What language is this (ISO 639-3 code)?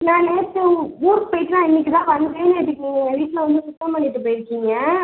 tam